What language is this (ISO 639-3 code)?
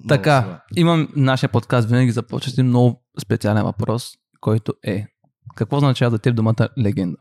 bul